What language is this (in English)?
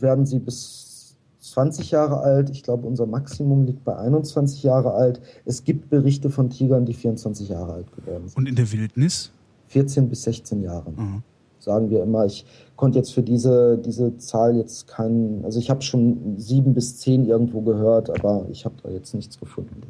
German